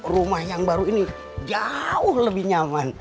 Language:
Indonesian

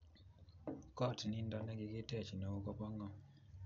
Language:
Kalenjin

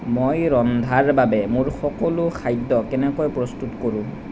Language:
Assamese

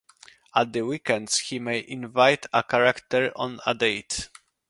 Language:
English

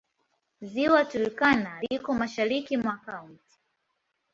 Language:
Swahili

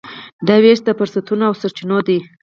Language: Pashto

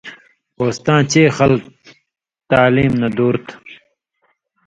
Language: Indus Kohistani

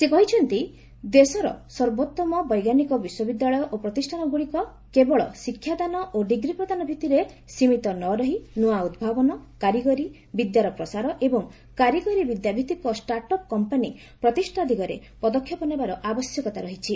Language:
Odia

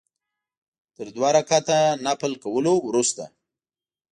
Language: Pashto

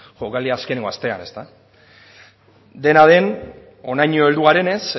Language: Basque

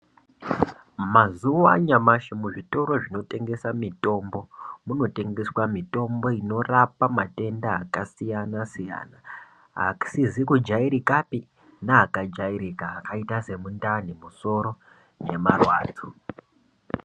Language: Ndau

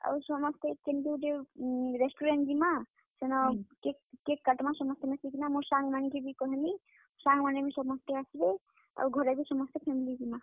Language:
Odia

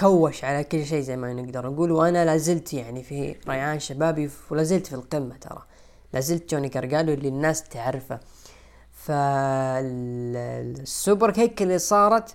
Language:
Arabic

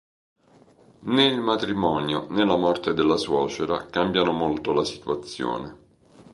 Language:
Italian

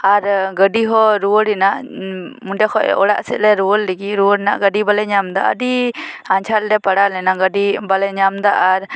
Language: Santali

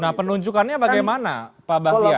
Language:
Indonesian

